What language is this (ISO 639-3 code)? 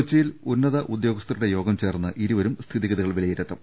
mal